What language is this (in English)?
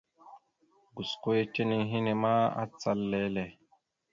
Mada (Cameroon)